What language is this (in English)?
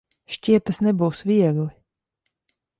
Latvian